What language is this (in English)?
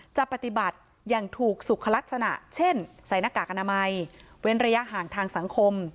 Thai